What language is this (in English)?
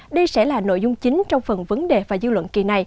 Vietnamese